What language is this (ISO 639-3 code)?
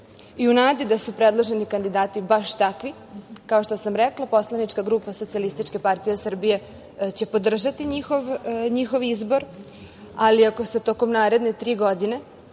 srp